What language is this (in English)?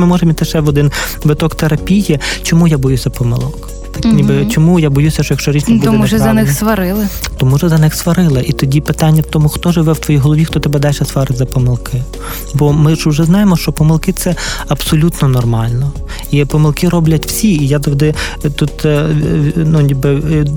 Ukrainian